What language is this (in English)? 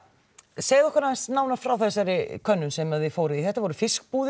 Icelandic